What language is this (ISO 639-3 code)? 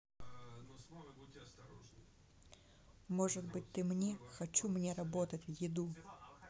rus